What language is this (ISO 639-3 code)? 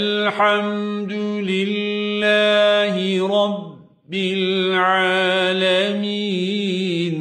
ara